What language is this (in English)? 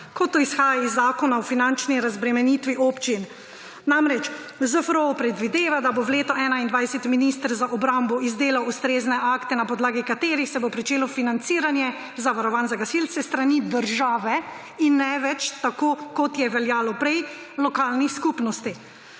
Slovenian